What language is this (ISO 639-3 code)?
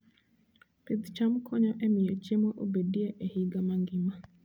luo